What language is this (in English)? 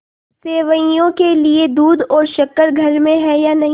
Hindi